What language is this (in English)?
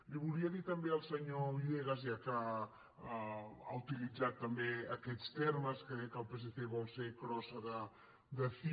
Catalan